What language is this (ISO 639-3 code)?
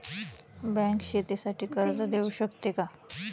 mar